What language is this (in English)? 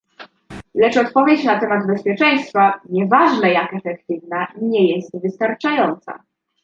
Polish